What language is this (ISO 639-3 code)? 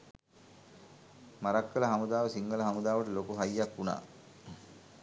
sin